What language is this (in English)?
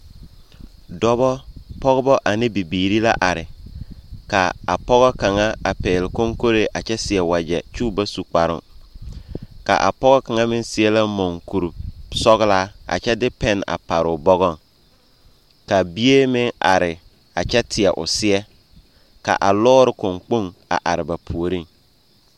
Southern Dagaare